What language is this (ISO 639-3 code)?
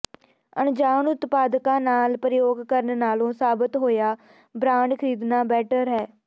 pan